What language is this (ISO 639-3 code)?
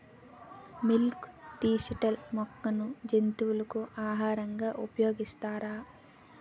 tel